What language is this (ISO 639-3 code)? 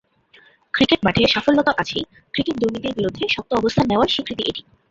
ben